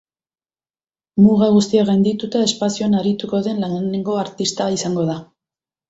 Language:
Basque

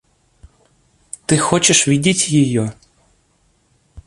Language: Russian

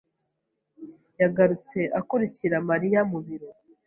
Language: Kinyarwanda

